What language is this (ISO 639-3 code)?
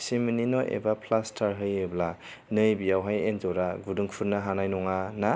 brx